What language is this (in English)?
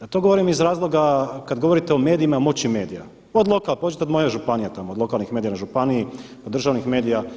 Croatian